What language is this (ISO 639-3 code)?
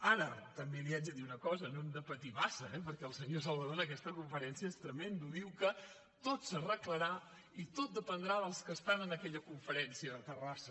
cat